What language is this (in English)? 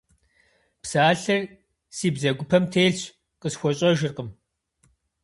Kabardian